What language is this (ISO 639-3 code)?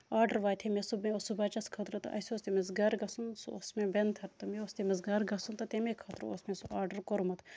kas